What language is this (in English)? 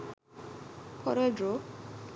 Sinhala